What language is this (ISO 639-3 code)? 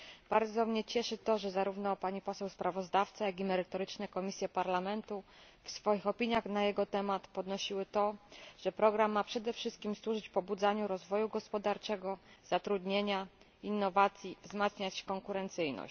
pol